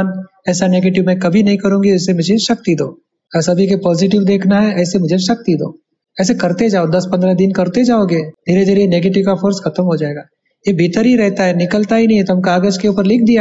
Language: Hindi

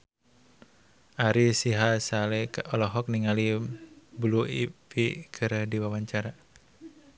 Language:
Sundanese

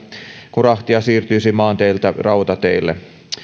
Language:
Finnish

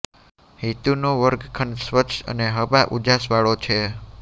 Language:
Gujarati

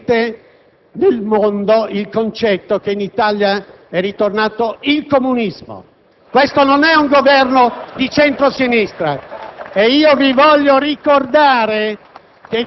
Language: Italian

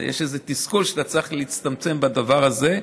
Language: Hebrew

